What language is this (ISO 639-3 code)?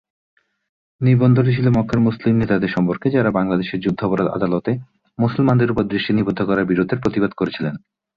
ben